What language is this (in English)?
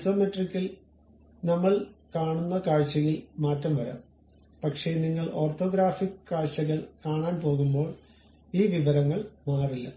Malayalam